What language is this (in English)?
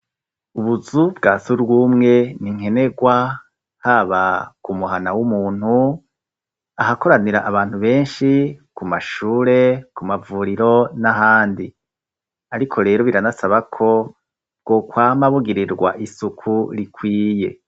Rundi